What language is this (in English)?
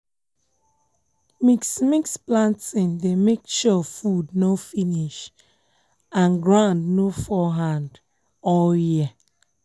Nigerian Pidgin